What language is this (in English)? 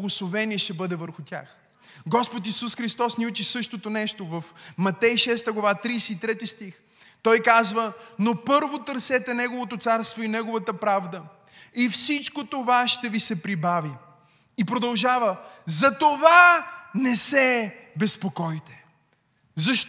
Bulgarian